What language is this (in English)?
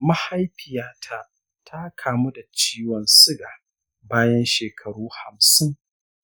Hausa